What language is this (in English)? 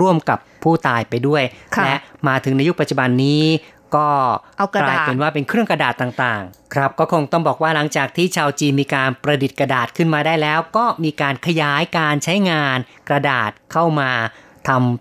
Thai